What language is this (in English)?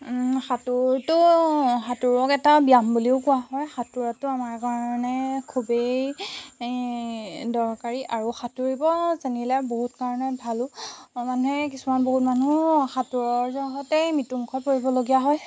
Assamese